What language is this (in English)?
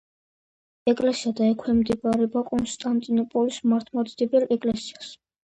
Georgian